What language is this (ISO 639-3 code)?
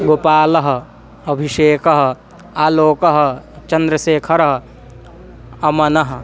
san